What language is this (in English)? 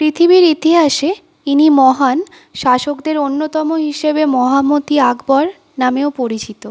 Bangla